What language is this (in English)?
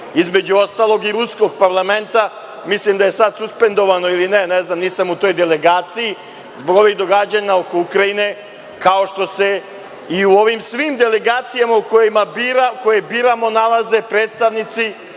Serbian